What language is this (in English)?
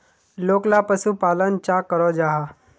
Magahi